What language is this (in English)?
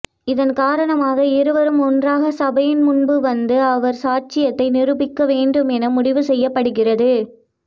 Tamil